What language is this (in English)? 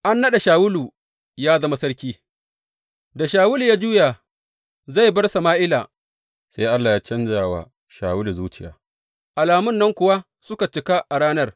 Hausa